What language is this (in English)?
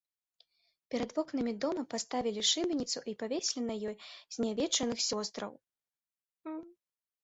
Belarusian